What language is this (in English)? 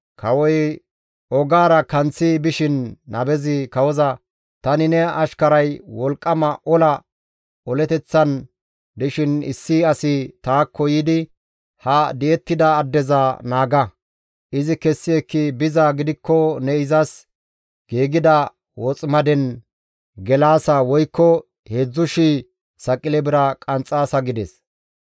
Gamo